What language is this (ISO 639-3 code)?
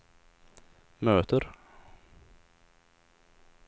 swe